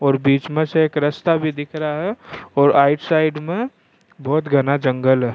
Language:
Rajasthani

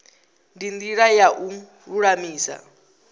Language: Venda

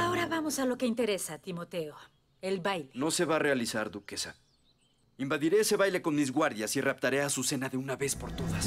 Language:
Spanish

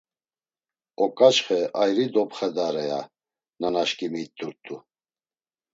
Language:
Laz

